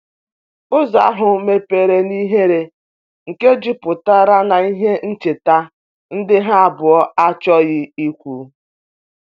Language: Igbo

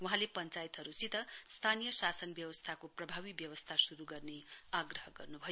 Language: Nepali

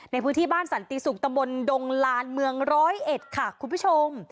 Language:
Thai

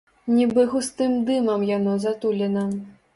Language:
Belarusian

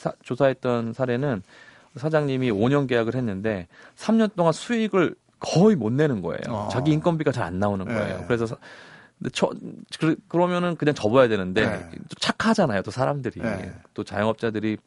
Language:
Korean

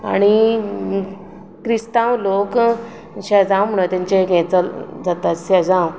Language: Konkani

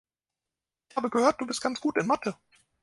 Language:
German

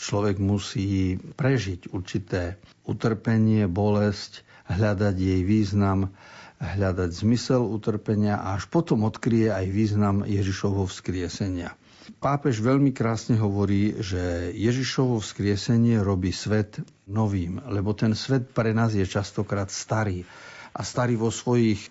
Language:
Slovak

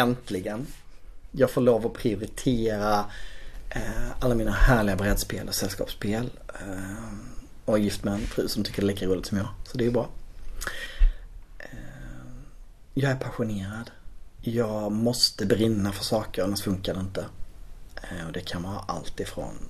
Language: Swedish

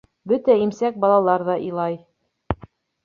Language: Bashkir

